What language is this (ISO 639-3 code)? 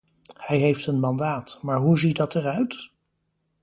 nld